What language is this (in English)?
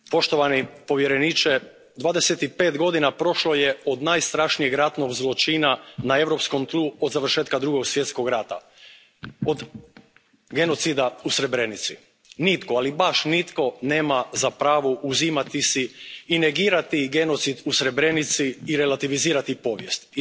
Croatian